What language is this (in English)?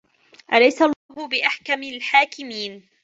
Arabic